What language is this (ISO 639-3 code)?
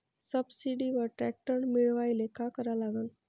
mar